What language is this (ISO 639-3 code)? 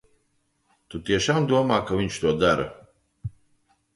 lav